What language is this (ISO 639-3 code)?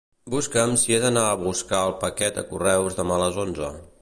cat